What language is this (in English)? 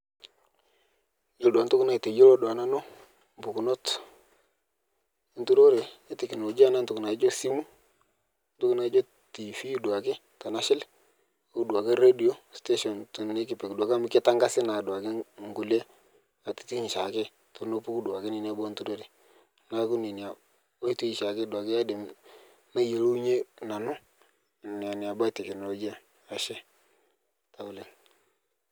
Masai